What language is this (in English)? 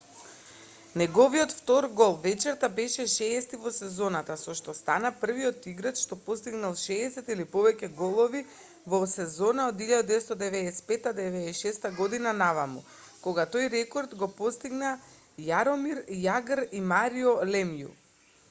Macedonian